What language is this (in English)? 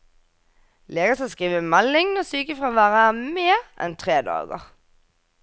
Norwegian